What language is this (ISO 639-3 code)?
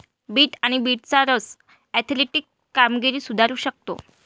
mar